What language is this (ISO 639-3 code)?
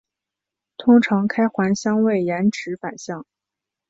zho